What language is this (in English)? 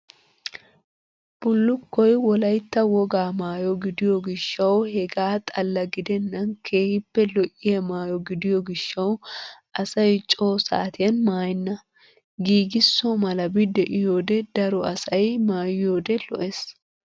Wolaytta